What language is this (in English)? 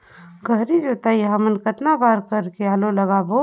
Chhattisgarhi